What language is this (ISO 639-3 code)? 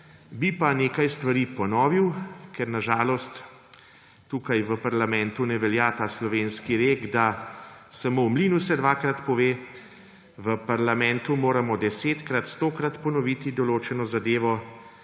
slv